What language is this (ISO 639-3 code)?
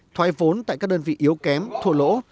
vie